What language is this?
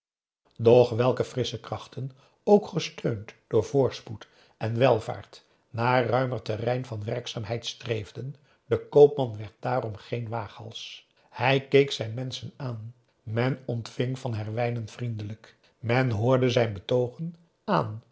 Dutch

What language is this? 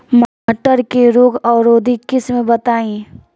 Bhojpuri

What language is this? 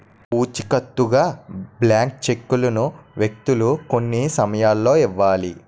Telugu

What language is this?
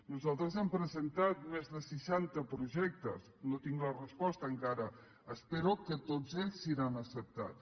Catalan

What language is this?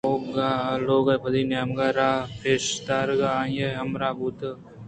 Eastern Balochi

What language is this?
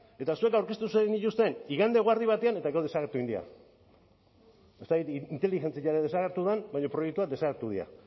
Basque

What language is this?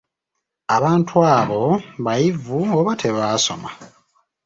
Ganda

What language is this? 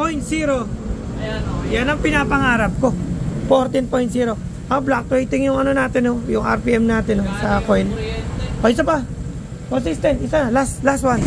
Filipino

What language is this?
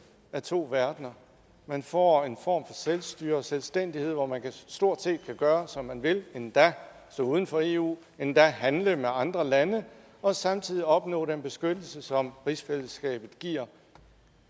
Danish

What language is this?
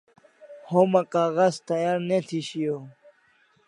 Kalasha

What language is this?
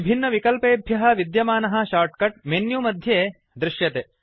Sanskrit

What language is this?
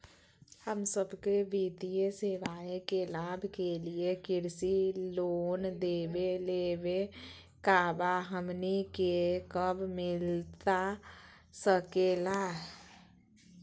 Magahi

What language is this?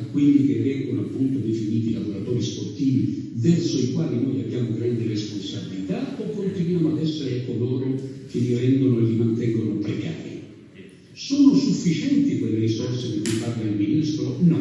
Italian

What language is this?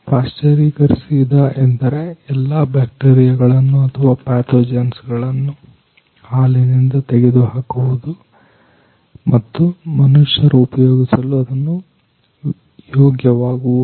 Kannada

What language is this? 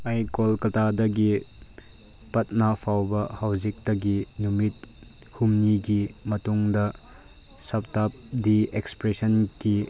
Manipuri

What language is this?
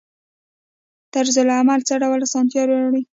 Pashto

